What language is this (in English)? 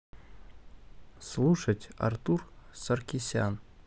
Russian